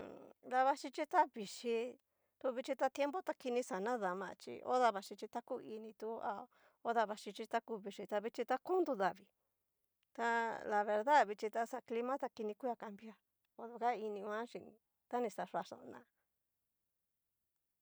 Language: Cacaloxtepec Mixtec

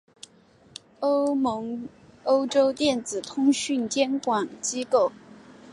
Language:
Chinese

